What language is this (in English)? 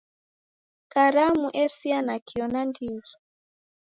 Taita